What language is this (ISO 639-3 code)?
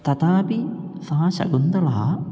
san